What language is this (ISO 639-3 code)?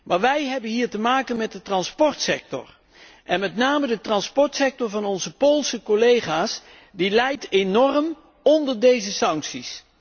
nld